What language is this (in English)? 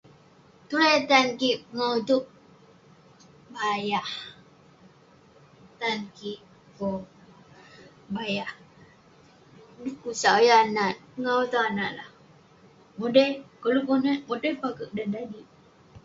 Western Penan